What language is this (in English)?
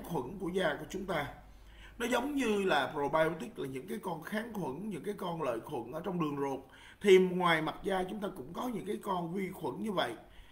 Vietnamese